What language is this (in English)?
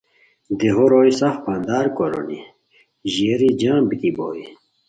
Khowar